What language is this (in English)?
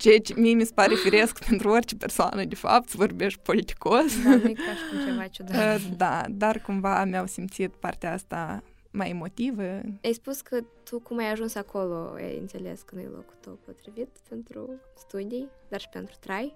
Romanian